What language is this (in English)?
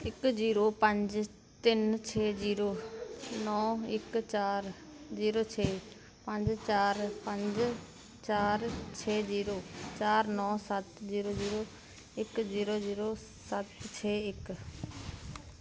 Punjabi